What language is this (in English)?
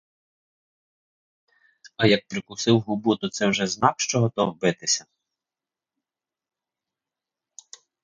Ukrainian